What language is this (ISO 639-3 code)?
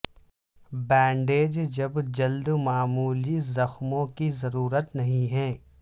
urd